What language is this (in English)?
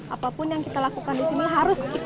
Indonesian